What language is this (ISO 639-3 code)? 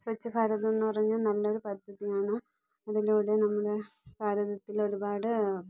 mal